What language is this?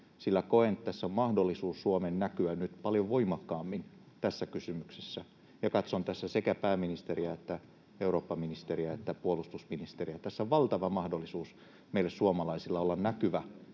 Finnish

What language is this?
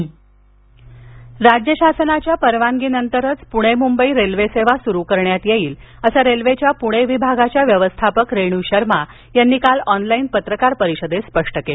Marathi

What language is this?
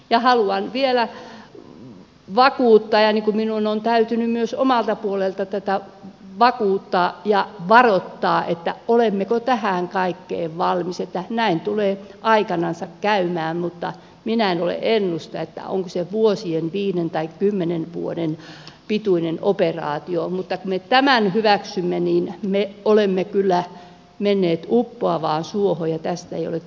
Finnish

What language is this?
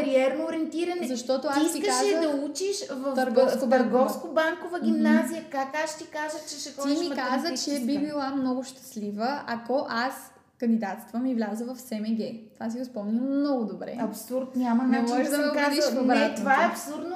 Bulgarian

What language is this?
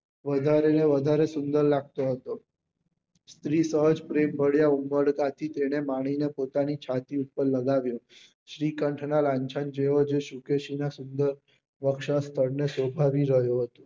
Gujarati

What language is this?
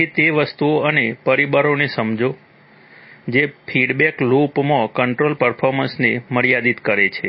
Gujarati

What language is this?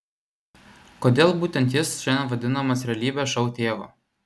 Lithuanian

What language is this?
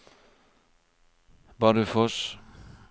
Norwegian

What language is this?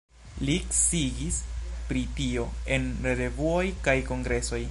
Esperanto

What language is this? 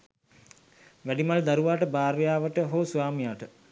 Sinhala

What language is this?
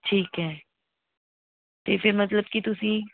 Punjabi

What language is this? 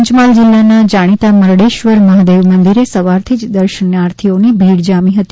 Gujarati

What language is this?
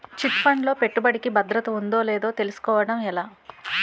Telugu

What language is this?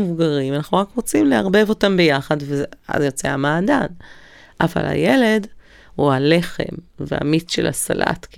Hebrew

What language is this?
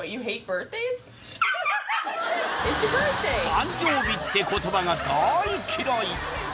Japanese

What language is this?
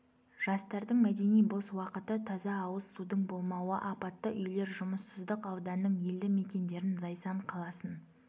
Kazakh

